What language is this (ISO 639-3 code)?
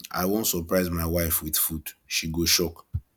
pcm